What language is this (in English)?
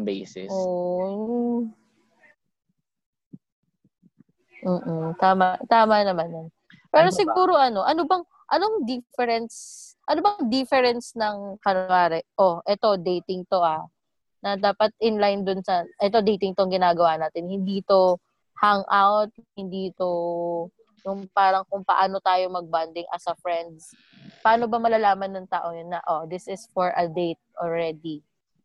Filipino